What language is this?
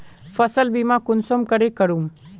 Magahi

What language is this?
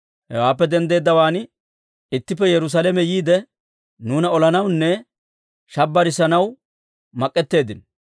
Dawro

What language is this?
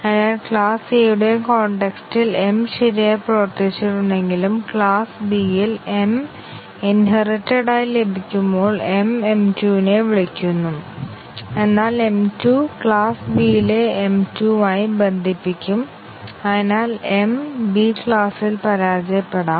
Malayalam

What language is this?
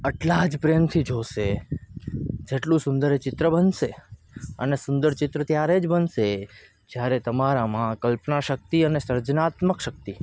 Gujarati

